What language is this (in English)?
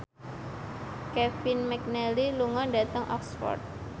Javanese